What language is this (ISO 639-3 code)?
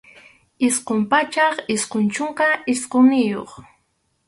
qxu